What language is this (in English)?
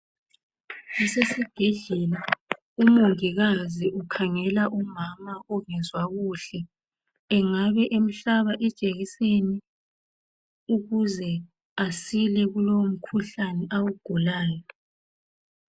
North Ndebele